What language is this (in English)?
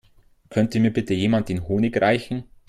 German